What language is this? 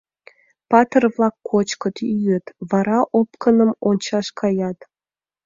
Mari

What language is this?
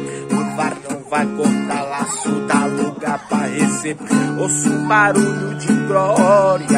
Portuguese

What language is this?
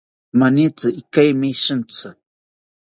South Ucayali Ashéninka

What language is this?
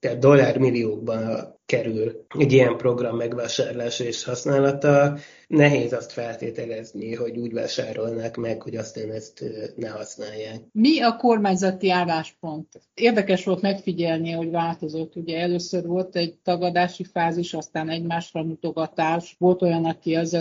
Hungarian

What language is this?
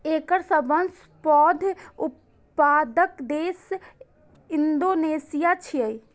Maithili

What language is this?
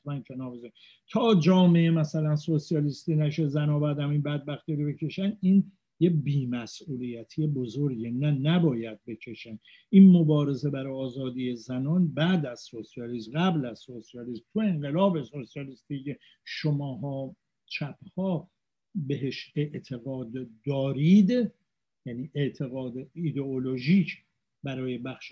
Persian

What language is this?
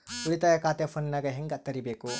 Kannada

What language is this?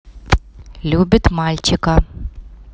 Russian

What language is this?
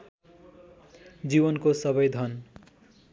Nepali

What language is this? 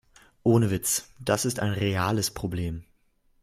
German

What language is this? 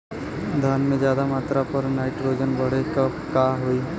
Bhojpuri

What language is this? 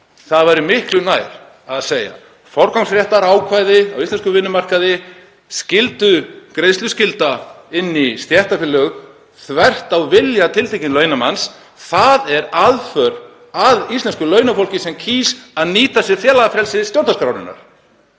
Icelandic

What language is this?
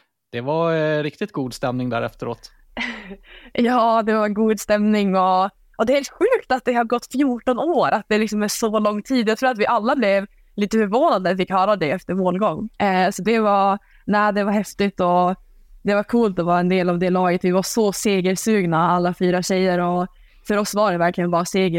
Swedish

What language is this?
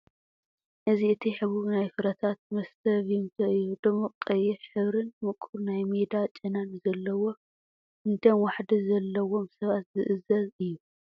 Tigrinya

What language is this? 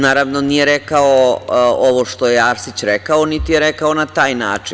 Serbian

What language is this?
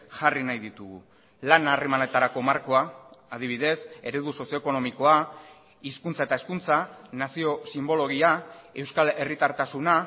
Basque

